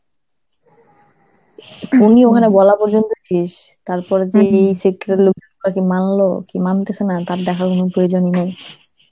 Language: Bangla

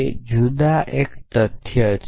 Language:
Gujarati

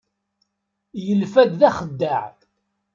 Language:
Kabyle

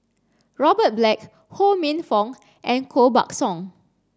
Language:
English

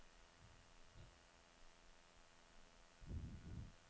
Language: Danish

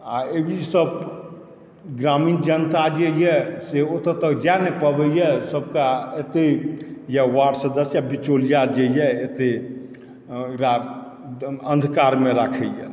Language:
Maithili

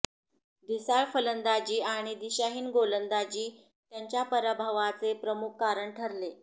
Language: Marathi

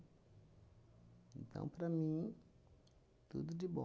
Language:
Portuguese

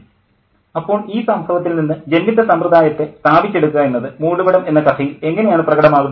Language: Malayalam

